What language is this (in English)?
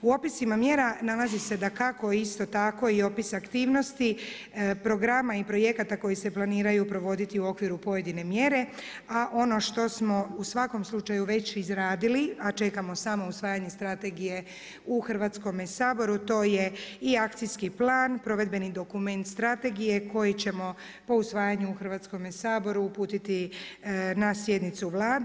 Croatian